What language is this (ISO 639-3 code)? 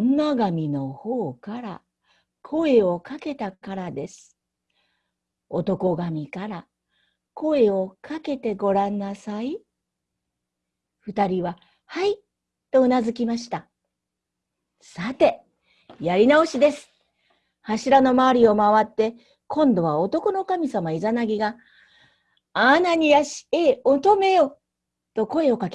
jpn